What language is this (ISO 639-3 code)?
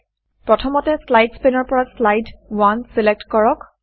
asm